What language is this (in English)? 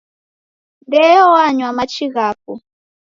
Taita